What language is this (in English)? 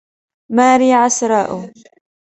Arabic